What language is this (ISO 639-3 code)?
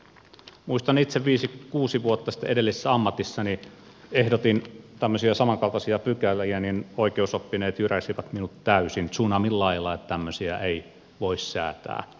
fin